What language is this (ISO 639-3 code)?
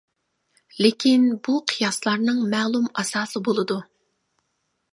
uig